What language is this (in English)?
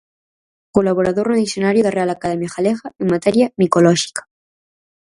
Galician